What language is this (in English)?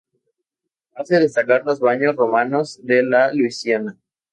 Spanish